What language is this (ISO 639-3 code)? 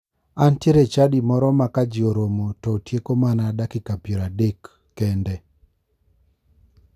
luo